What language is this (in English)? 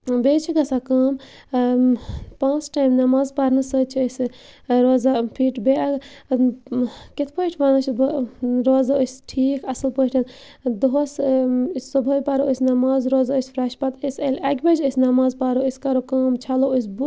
Kashmiri